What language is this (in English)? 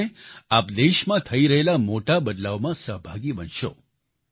Gujarati